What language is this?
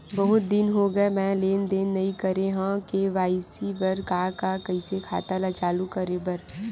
Chhattisgarhi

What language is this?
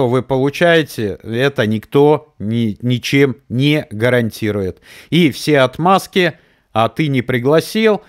Russian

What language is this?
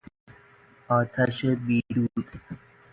Persian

